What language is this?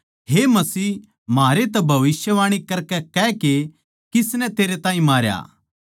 Haryanvi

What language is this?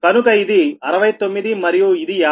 Telugu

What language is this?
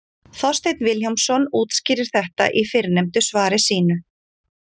Icelandic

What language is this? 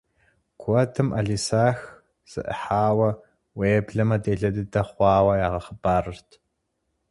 Kabardian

